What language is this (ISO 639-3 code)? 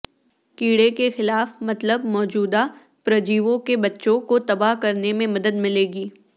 urd